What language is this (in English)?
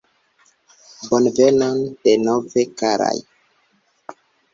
Esperanto